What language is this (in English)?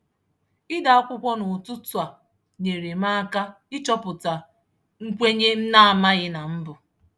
Igbo